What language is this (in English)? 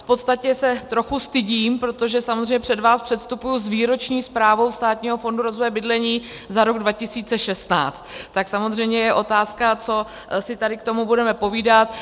Czech